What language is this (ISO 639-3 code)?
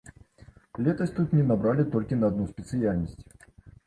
bel